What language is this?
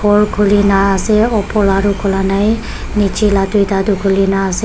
Naga Pidgin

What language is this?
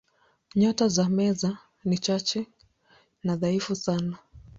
Swahili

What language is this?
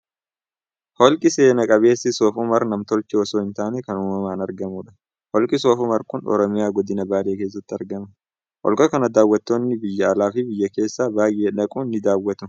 Oromo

